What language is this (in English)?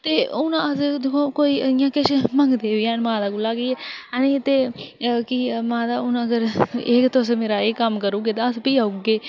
Dogri